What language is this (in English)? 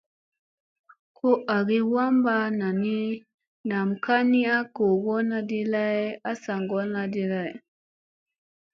Musey